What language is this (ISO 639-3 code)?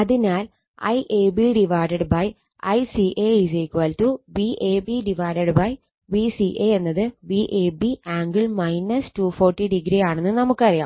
mal